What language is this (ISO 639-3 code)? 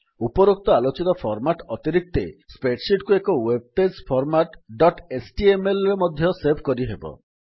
ori